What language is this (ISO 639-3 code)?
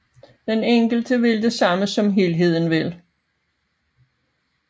dan